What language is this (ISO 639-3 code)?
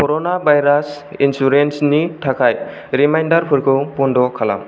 brx